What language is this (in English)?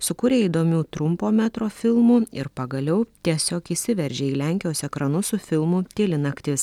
Lithuanian